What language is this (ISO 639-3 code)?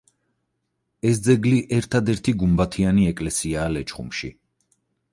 kat